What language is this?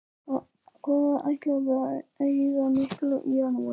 Icelandic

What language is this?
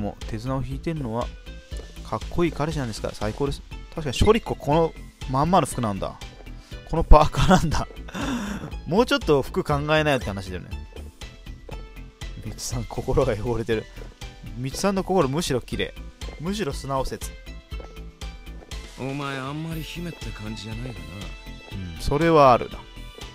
Japanese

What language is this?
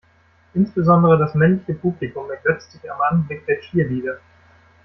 German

